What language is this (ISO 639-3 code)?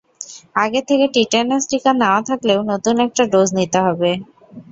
ben